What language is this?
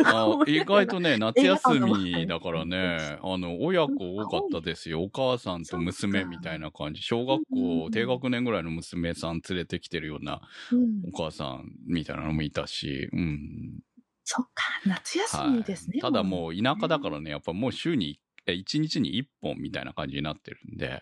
Japanese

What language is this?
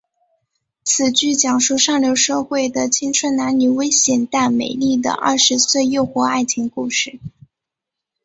Chinese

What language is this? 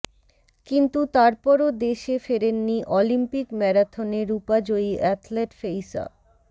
Bangla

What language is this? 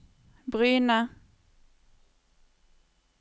Norwegian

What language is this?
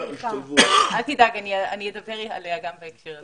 Hebrew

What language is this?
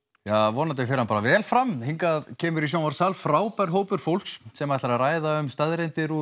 Icelandic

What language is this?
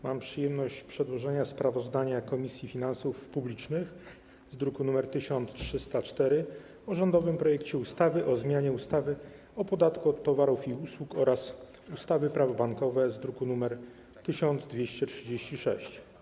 Polish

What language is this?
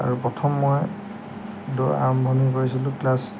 Assamese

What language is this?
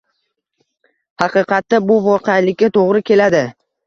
Uzbek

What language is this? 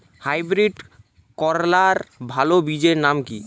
Bangla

